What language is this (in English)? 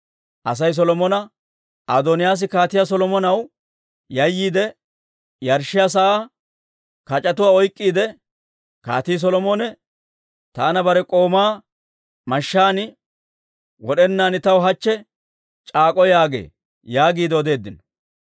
Dawro